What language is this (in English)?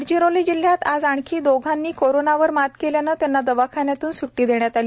Marathi